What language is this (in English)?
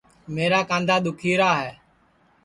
Sansi